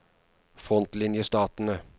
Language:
Norwegian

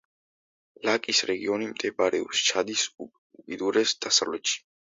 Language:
Georgian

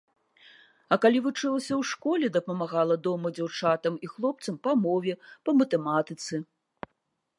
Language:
Belarusian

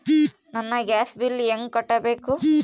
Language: Kannada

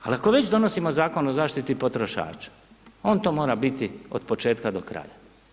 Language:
Croatian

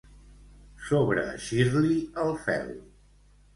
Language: Catalan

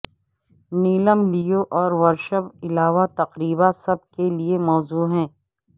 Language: Urdu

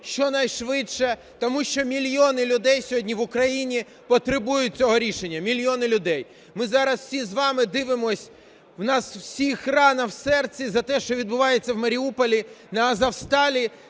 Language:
Ukrainian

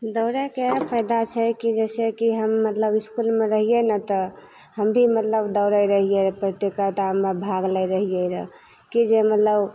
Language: Maithili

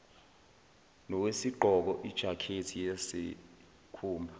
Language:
Zulu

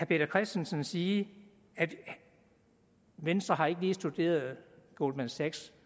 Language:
Danish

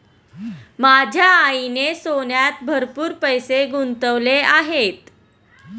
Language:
Marathi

